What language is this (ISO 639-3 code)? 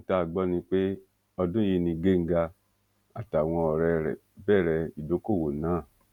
yor